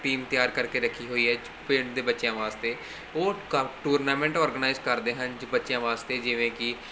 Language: Punjabi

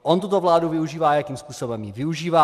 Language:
Czech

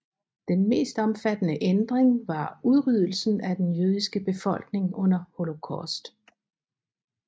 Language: Danish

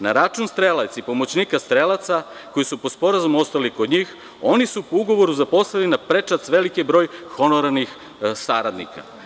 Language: Serbian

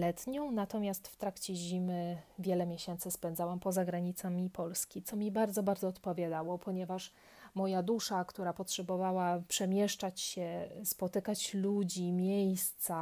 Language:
Polish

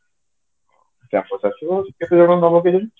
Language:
Odia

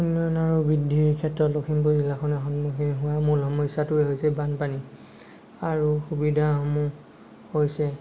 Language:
Assamese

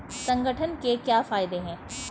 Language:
Hindi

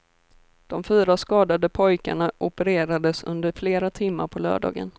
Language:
Swedish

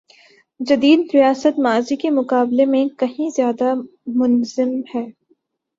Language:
Urdu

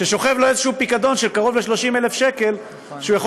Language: Hebrew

